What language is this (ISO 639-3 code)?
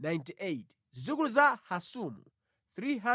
nya